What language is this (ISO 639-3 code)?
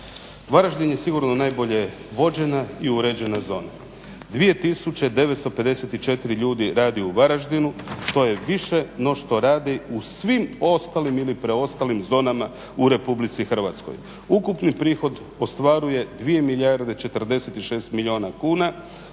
hrv